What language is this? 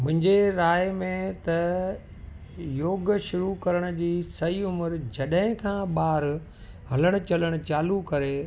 Sindhi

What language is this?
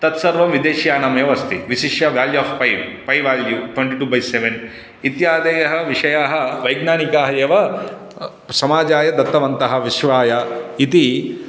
Sanskrit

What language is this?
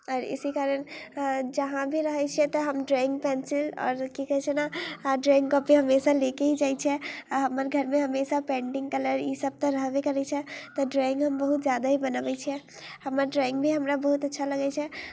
Maithili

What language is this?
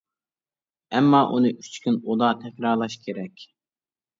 Uyghur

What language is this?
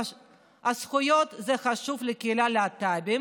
Hebrew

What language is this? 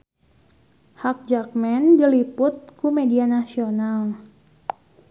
Sundanese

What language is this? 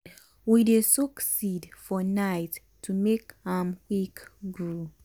Nigerian Pidgin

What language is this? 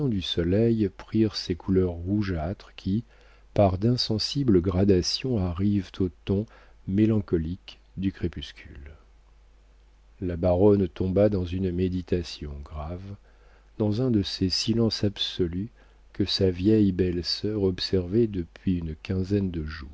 French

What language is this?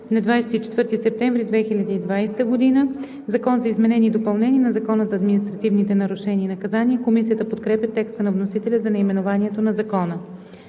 Bulgarian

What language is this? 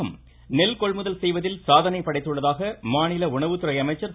Tamil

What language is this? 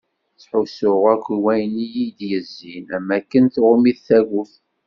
Kabyle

